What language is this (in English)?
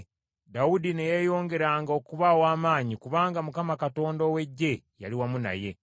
Ganda